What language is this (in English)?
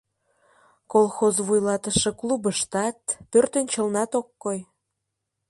Mari